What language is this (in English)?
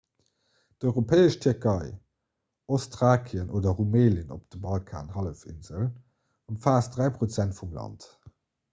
Luxembourgish